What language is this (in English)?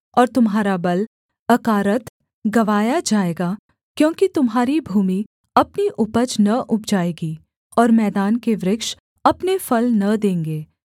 Hindi